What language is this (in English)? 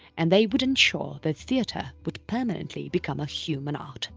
English